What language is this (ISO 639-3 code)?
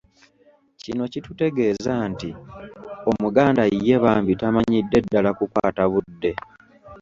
lug